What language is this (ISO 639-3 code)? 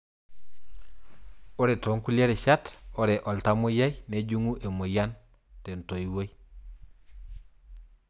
mas